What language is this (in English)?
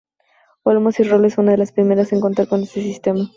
Spanish